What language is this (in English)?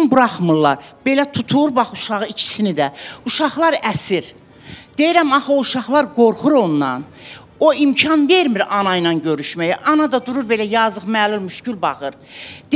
Turkish